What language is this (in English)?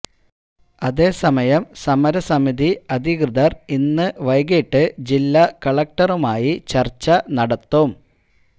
Malayalam